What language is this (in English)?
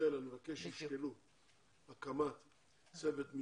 Hebrew